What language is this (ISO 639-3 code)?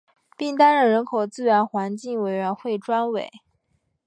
zho